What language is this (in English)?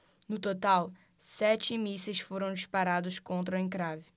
Portuguese